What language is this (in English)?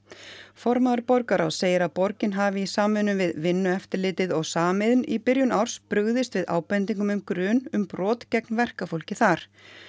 Icelandic